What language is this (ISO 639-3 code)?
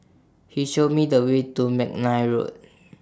eng